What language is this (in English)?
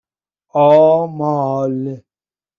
Persian